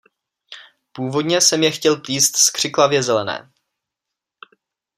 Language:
Czech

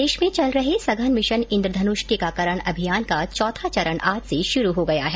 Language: Hindi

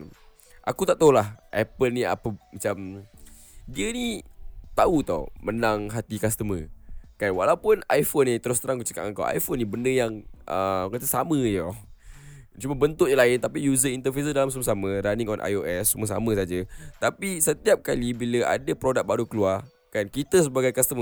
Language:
Malay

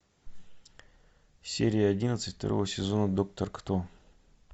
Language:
Russian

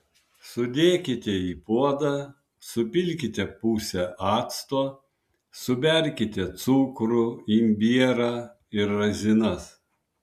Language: Lithuanian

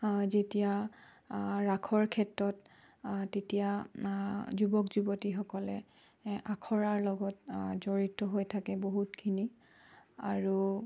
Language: Assamese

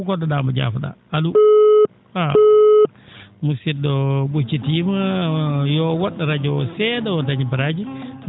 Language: Fula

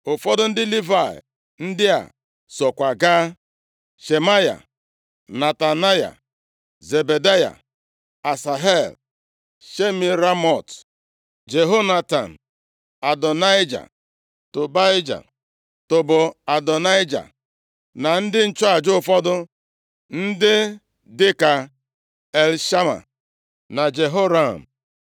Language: Igbo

